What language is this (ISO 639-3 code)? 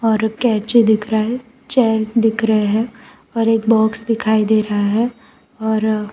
hin